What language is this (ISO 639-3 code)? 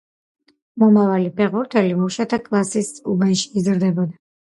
kat